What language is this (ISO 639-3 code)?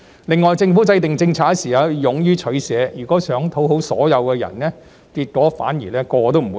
yue